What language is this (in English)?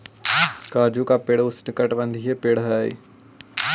Magahi